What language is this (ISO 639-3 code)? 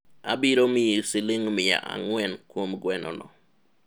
luo